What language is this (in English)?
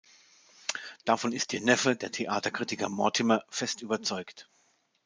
German